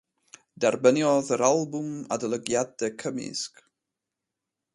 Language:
Welsh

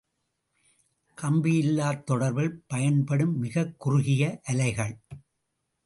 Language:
Tamil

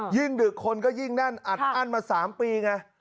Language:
Thai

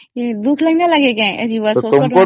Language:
Odia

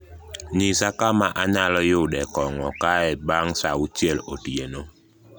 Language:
Luo (Kenya and Tanzania)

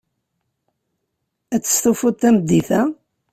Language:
Kabyle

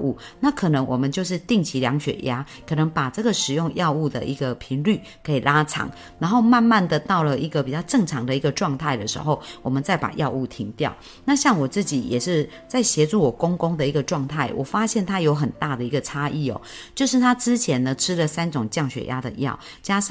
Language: Chinese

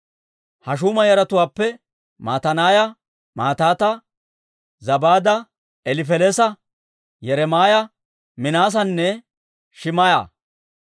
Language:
Dawro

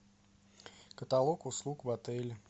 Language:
Russian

